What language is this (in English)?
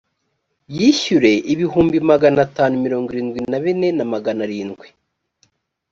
Kinyarwanda